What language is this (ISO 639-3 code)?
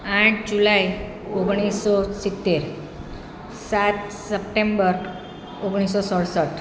guj